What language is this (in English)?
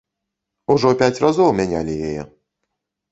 Belarusian